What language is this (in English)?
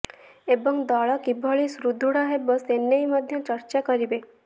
Odia